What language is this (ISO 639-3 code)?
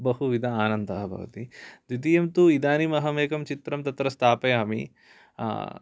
san